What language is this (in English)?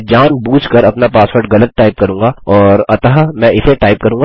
Hindi